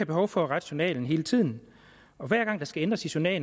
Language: Danish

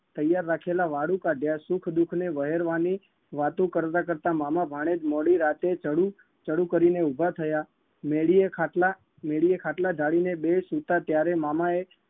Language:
Gujarati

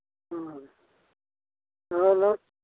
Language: Manipuri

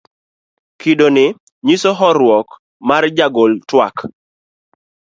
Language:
Luo (Kenya and Tanzania)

